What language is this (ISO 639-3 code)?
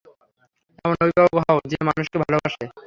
ben